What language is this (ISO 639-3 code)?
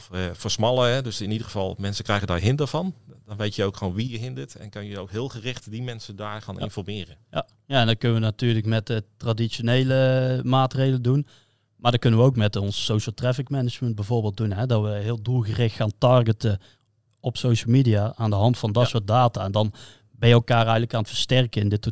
nld